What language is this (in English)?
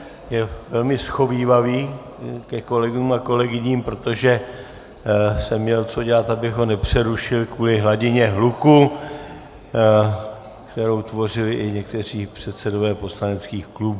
Czech